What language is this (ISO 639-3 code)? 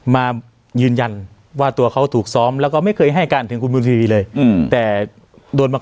tha